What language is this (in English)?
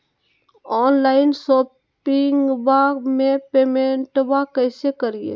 Magahi